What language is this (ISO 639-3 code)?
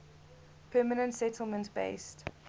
eng